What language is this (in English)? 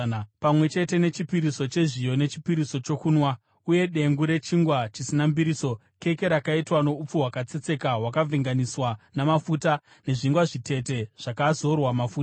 Shona